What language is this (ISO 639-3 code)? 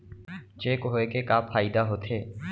hne